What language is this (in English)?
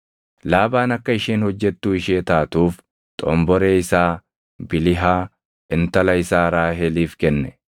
Oromo